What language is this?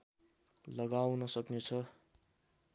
Nepali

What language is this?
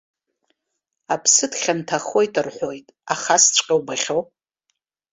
Abkhazian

